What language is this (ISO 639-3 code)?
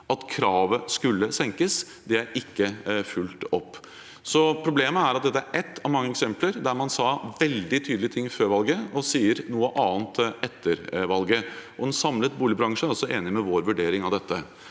nor